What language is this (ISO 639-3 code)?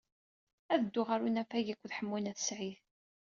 kab